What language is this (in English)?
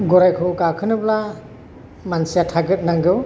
Bodo